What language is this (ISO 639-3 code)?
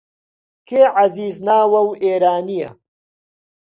ckb